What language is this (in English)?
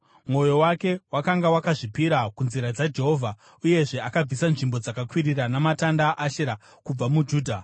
Shona